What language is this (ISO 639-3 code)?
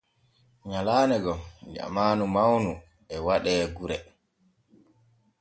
fue